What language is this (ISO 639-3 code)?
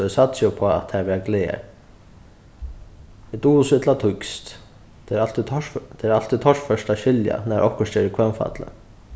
fao